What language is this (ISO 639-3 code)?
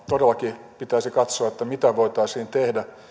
fin